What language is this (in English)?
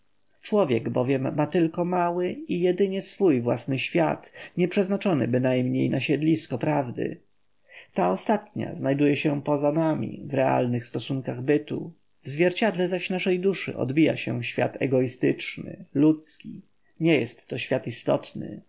Polish